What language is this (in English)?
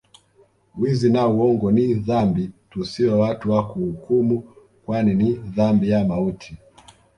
Swahili